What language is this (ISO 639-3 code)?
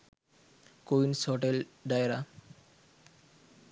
sin